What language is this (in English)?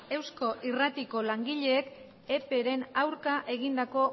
Basque